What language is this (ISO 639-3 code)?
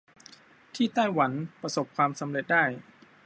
tha